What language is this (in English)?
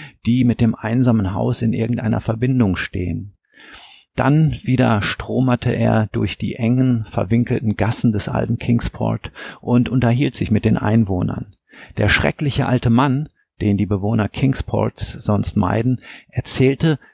German